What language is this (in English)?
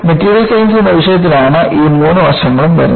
Malayalam